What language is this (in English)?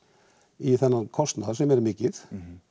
Icelandic